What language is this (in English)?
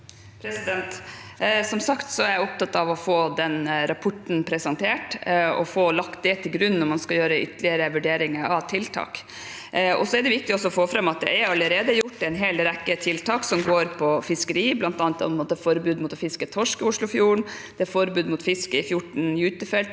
Norwegian